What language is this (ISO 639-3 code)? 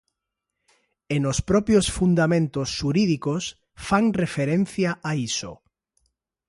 glg